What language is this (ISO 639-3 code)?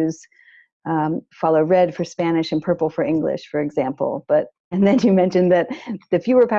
eng